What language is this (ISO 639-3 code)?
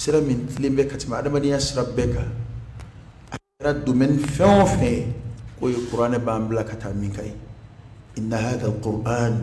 ara